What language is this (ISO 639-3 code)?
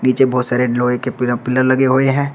hin